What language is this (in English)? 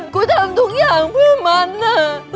Thai